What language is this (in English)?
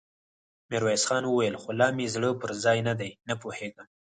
Pashto